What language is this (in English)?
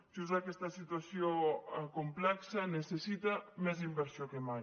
Catalan